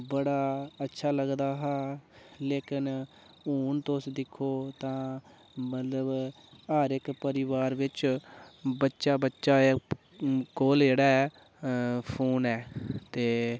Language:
Dogri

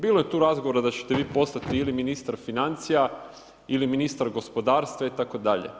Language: Croatian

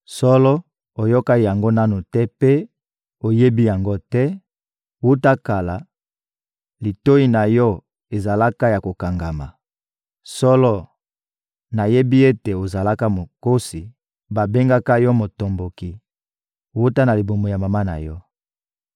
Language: Lingala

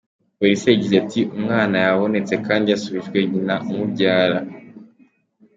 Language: Kinyarwanda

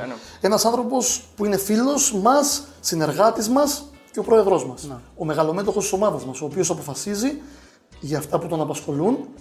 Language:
Greek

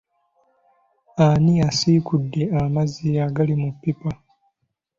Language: Ganda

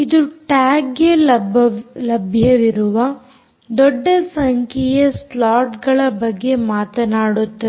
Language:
Kannada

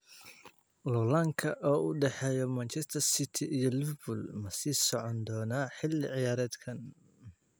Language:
Somali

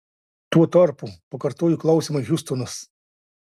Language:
Lithuanian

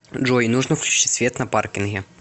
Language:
Russian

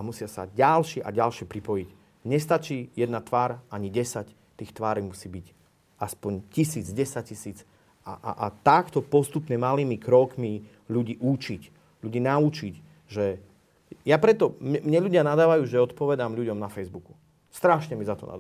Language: Slovak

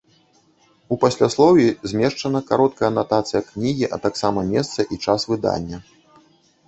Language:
Belarusian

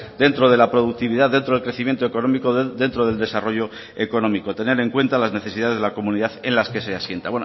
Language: Spanish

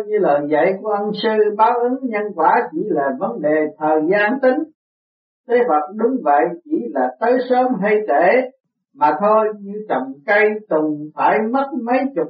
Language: Vietnamese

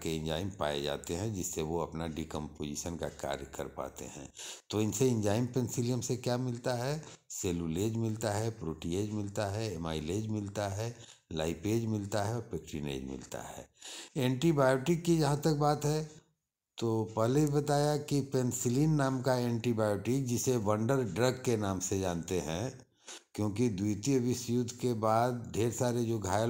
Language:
Hindi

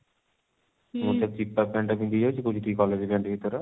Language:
Odia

